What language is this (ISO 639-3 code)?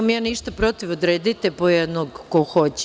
srp